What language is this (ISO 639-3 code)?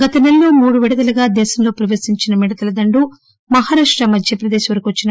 tel